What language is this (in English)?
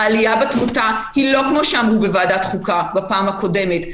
Hebrew